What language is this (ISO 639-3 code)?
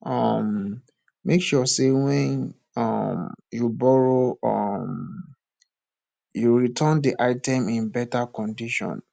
pcm